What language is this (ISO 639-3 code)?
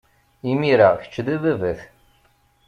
kab